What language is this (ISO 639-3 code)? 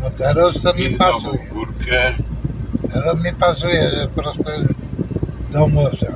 pol